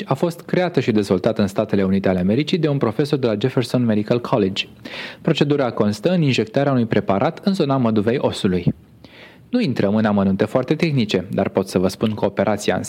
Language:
Romanian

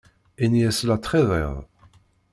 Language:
Kabyle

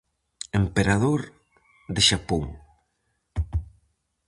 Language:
Galician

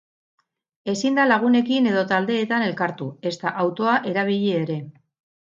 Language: Basque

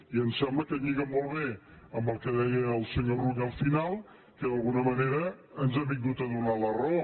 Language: Catalan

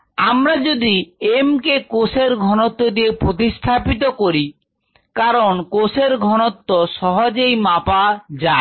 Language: Bangla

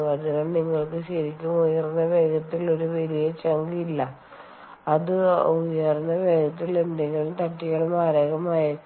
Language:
Malayalam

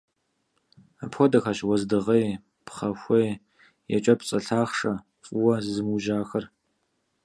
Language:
Kabardian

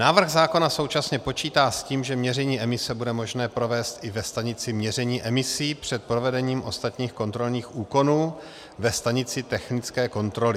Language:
Czech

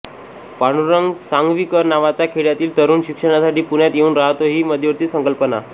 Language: Marathi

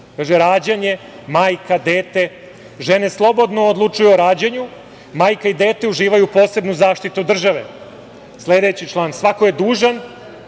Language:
Serbian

